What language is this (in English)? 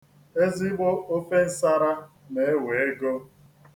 Igbo